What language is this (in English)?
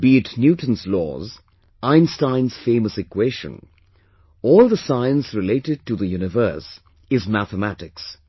English